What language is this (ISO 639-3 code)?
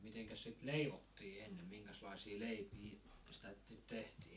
fin